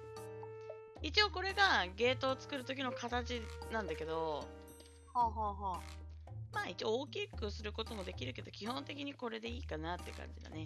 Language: Japanese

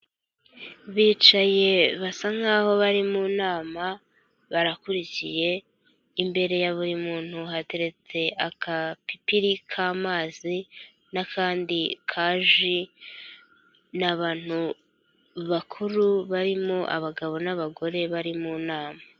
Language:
Kinyarwanda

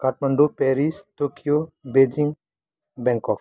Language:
Nepali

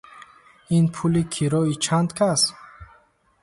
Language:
Tajik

